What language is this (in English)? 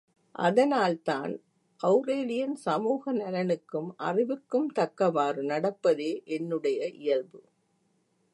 Tamil